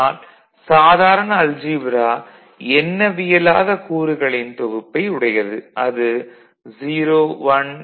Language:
Tamil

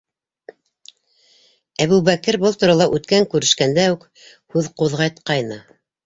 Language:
Bashkir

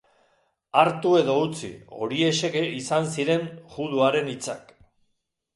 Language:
Basque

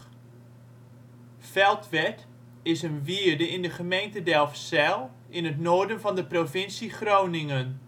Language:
Dutch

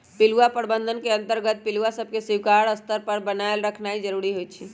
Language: Magahi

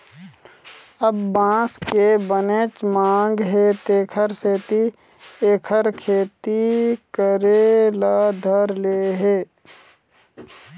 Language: Chhattisgarhi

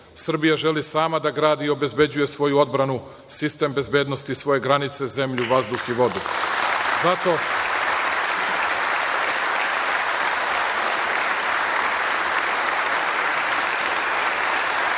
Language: Serbian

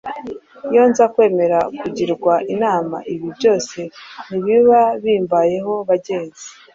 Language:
Kinyarwanda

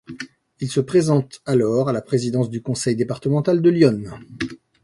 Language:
French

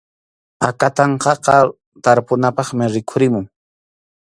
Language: Arequipa-La Unión Quechua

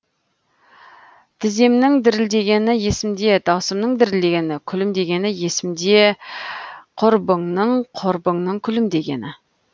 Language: Kazakh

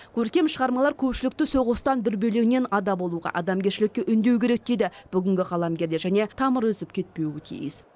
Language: Kazakh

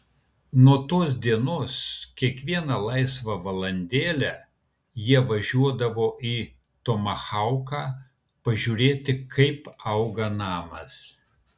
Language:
Lithuanian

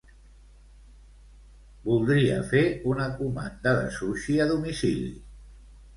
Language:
Catalan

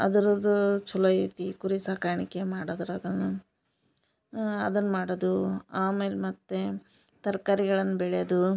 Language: Kannada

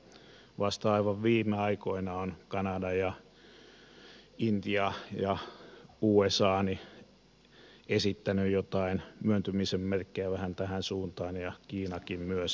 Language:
Finnish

